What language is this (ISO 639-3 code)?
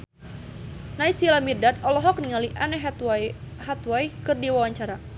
sun